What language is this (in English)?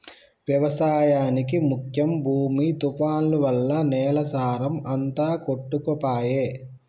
Telugu